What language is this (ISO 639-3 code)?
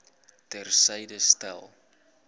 afr